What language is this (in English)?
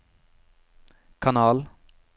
Norwegian